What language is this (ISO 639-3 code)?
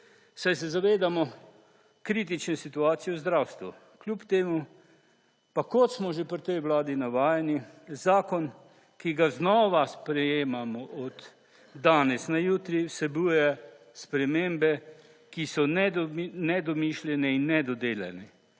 slv